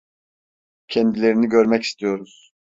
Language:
Turkish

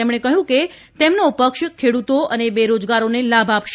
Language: Gujarati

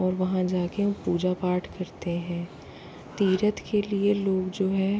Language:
Hindi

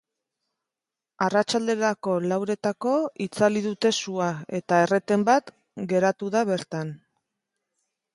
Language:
Basque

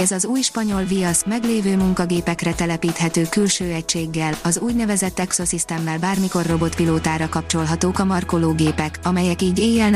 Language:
Hungarian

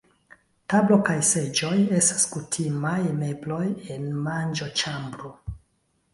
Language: Esperanto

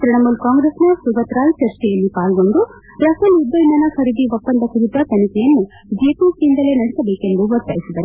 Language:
Kannada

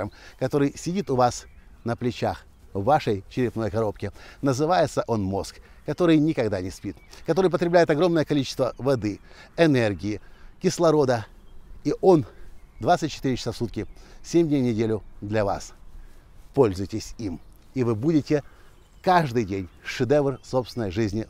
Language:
Russian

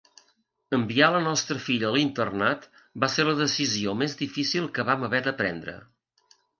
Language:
Catalan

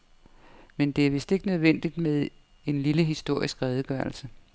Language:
Danish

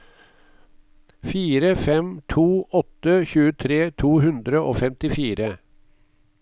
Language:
Norwegian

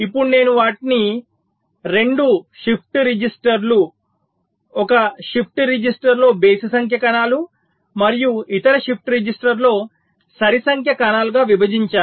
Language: Telugu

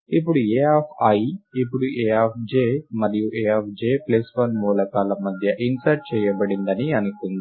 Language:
Telugu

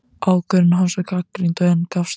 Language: Icelandic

